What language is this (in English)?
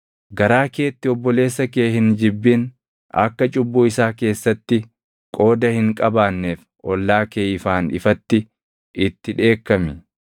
Oromo